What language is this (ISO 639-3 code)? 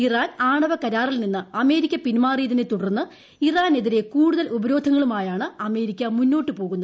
mal